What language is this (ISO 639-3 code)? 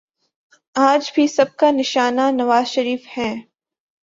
urd